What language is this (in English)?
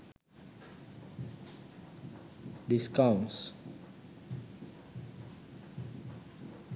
Sinhala